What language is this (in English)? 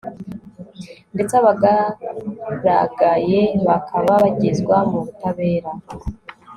Kinyarwanda